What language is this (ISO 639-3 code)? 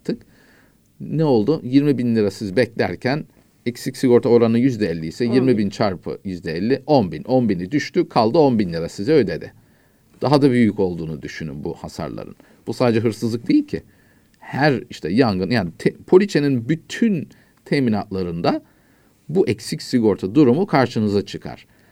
tur